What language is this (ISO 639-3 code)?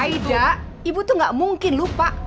ind